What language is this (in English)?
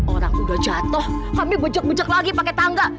Indonesian